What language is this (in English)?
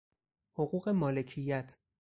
Persian